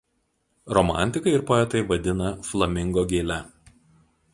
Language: Lithuanian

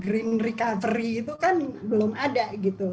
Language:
Indonesian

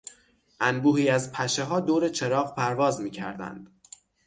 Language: Persian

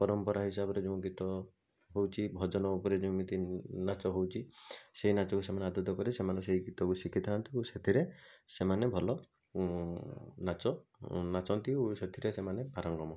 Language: Odia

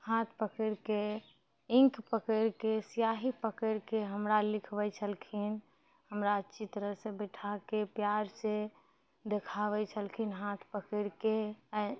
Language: Maithili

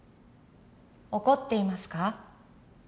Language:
Japanese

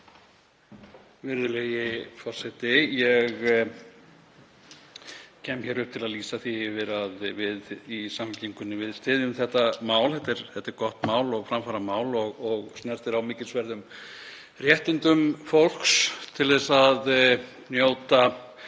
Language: Icelandic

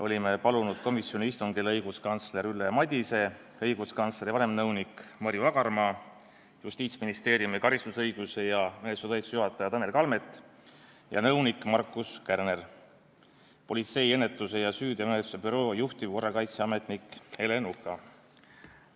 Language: Estonian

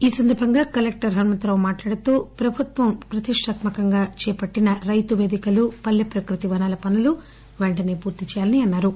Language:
Telugu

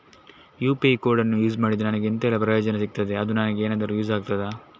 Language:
Kannada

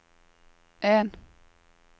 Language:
Norwegian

